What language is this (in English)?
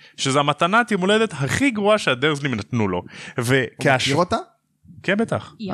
Hebrew